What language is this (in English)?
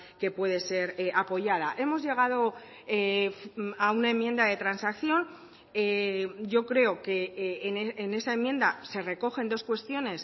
Spanish